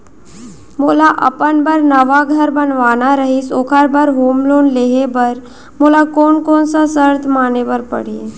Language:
Chhattisgarhi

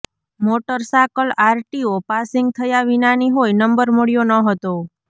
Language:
Gujarati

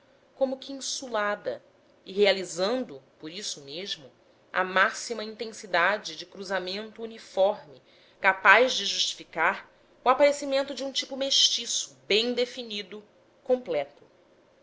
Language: Portuguese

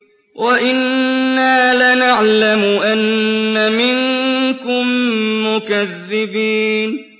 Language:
Arabic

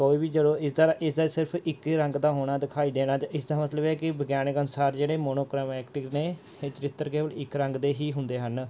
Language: Punjabi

